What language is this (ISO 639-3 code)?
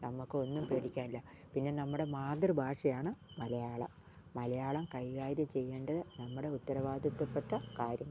mal